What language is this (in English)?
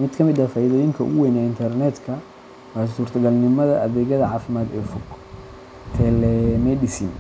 Somali